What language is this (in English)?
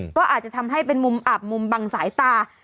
Thai